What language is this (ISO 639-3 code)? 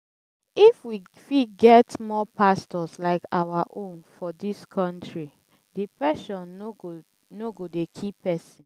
pcm